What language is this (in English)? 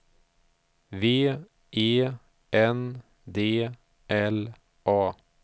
Swedish